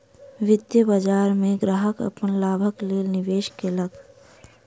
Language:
Maithili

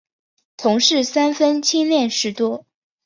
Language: Chinese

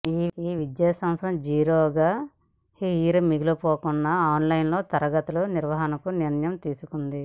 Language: Telugu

